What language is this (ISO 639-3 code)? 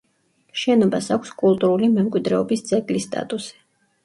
kat